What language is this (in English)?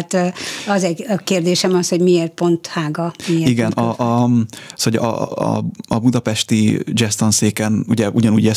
Hungarian